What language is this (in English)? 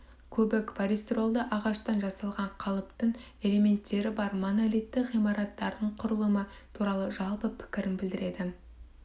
Kazakh